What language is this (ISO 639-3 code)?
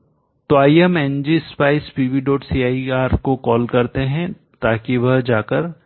hin